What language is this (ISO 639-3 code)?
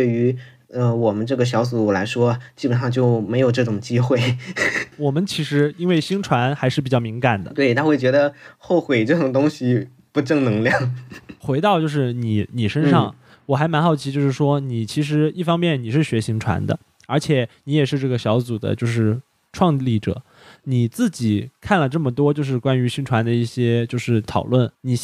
zho